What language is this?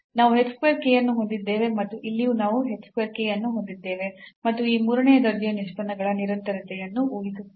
Kannada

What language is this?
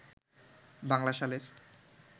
Bangla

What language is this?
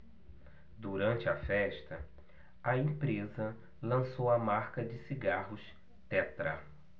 Portuguese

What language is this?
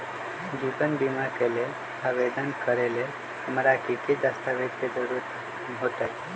Magahi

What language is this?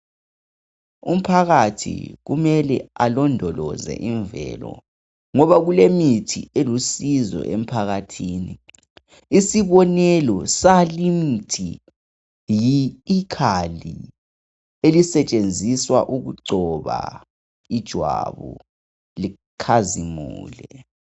North Ndebele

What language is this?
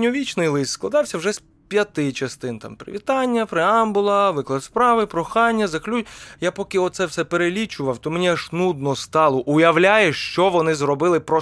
Ukrainian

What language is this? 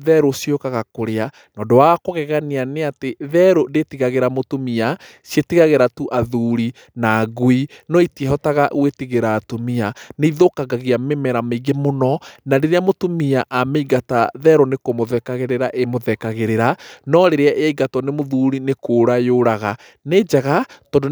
Kikuyu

